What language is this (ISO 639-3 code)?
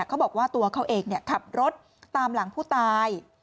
tha